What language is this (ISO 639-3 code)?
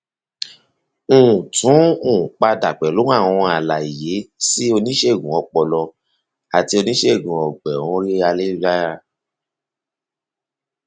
yor